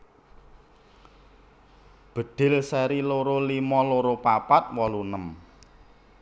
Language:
Javanese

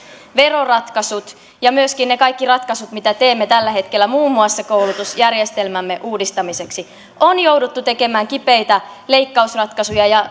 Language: Finnish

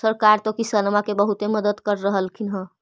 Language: Magahi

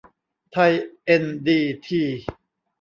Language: Thai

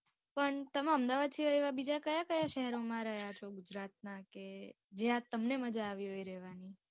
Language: Gujarati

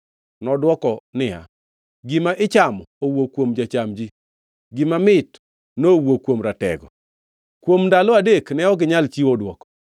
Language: Luo (Kenya and Tanzania)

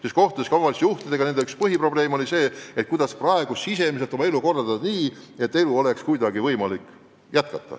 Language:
Estonian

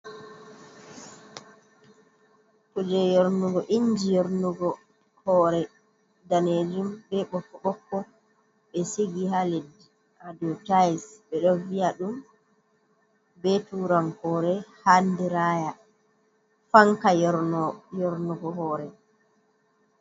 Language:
Fula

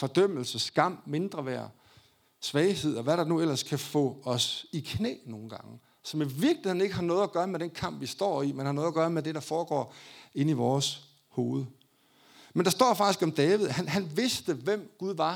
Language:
Danish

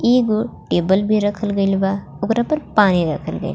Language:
Bhojpuri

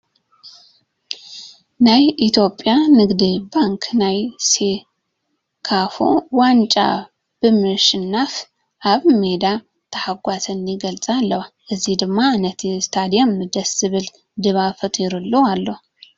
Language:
Tigrinya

